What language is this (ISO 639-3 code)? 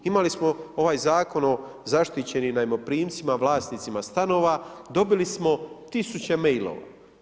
hrv